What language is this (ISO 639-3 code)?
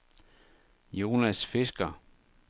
dan